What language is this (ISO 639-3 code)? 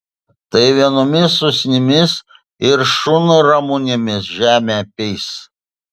lit